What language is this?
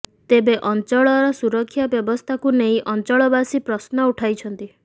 Odia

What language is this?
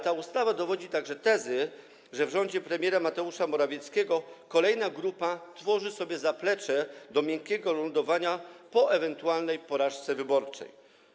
Polish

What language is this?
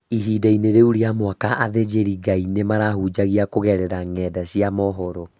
Kikuyu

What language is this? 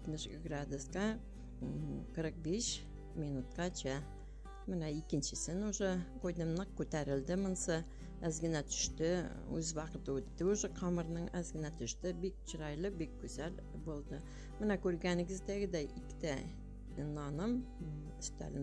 Turkish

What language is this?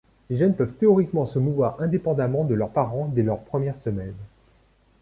French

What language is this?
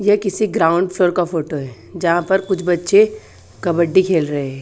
Hindi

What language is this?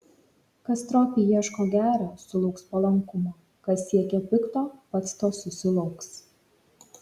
Lithuanian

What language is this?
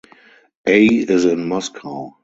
English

